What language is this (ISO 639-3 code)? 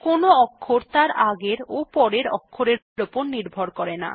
ben